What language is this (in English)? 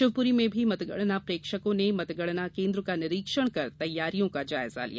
Hindi